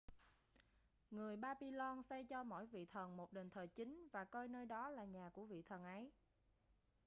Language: Vietnamese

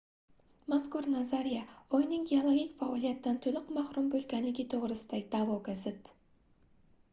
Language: Uzbek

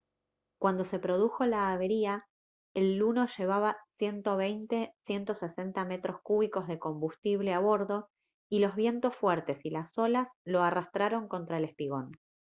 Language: Spanish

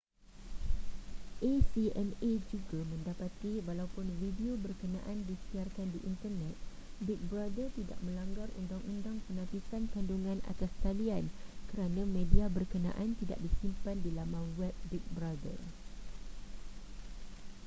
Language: Malay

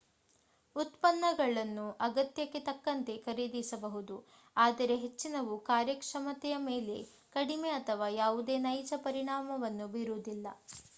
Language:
Kannada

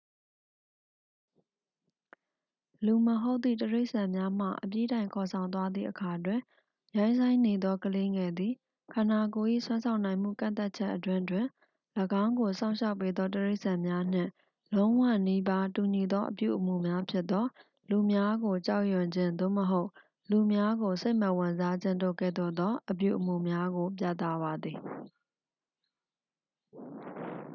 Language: Burmese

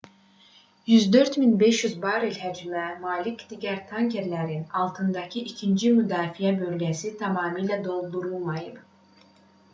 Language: Azerbaijani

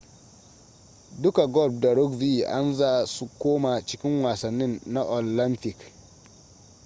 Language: Hausa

